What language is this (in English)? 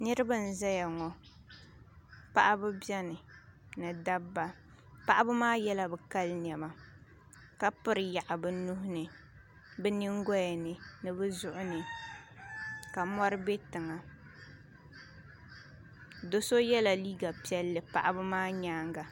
Dagbani